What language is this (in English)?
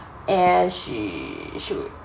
English